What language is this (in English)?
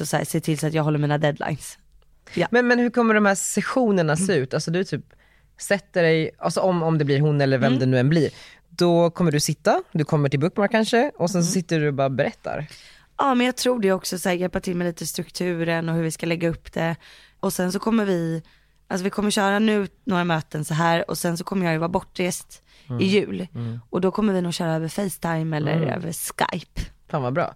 Swedish